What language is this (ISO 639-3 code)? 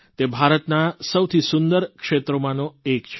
guj